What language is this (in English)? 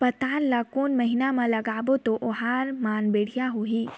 Chhattisgarhi